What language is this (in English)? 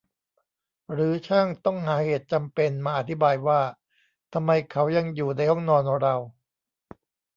Thai